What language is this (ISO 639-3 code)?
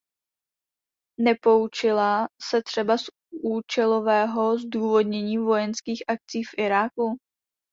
ces